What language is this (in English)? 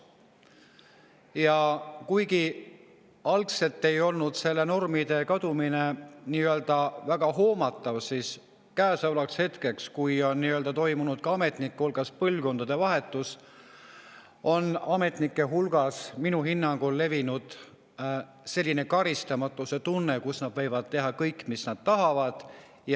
Estonian